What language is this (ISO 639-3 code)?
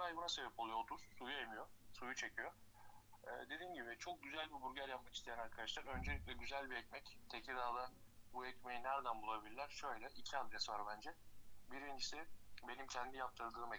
tur